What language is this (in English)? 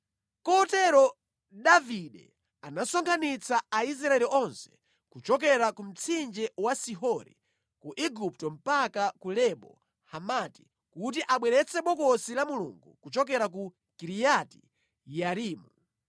Nyanja